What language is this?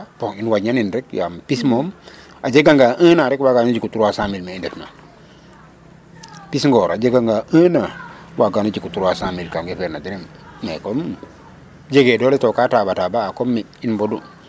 Serer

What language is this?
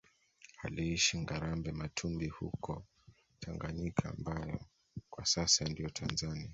Swahili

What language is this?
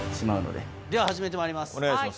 Japanese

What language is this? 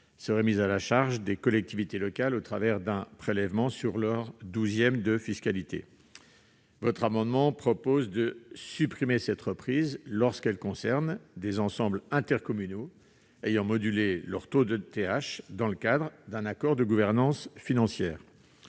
French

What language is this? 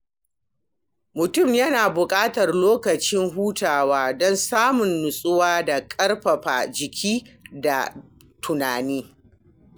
Hausa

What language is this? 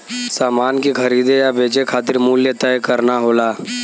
Bhojpuri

